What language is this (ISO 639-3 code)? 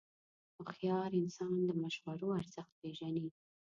pus